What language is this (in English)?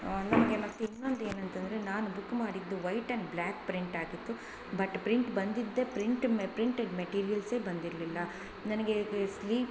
Kannada